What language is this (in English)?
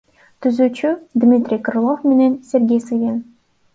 Kyrgyz